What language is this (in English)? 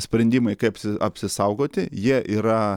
Lithuanian